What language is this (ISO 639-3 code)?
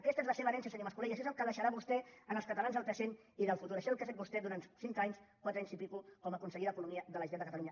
cat